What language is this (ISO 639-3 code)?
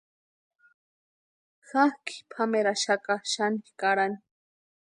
pua